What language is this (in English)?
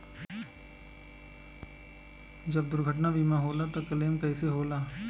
Bhojpuri